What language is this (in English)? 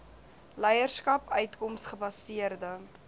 Afrikaans